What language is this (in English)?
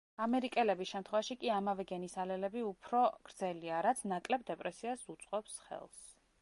Georgian